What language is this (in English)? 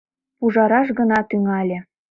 Mari